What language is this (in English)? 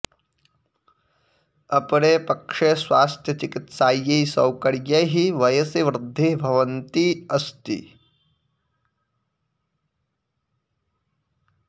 Sanskrit